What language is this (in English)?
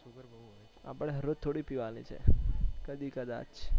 Gujarati